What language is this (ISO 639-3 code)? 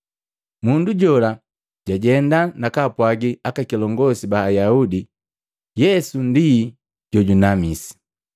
mgv